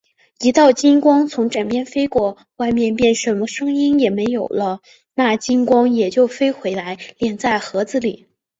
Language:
Chinese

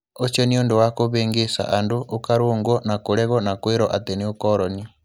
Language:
Kikuyu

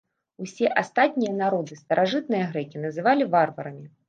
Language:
Belarusian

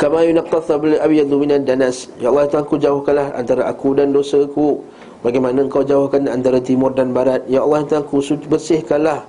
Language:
Malay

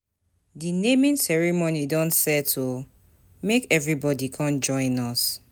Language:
Nigerian Pidgin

